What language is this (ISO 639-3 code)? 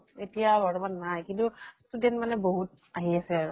asm